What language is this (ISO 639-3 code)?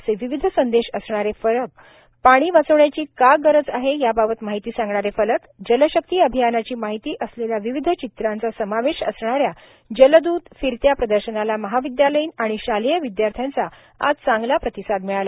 mar